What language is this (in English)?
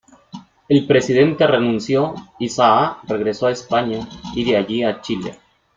Spanish